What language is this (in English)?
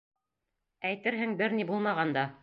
Bashkir